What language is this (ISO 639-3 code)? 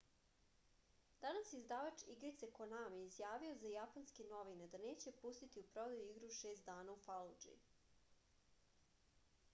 srp